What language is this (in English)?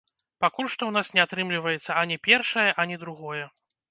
Belarusian